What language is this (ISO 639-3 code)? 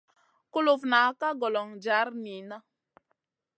mcn